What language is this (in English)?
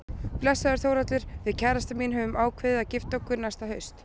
Icelandic